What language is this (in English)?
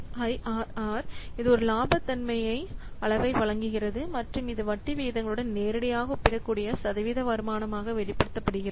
Tamil